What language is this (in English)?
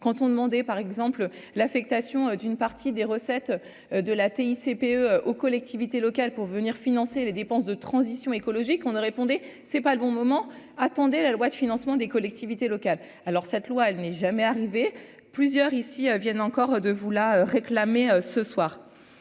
French